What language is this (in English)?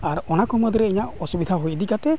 Santali